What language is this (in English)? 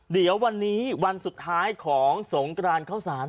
Thai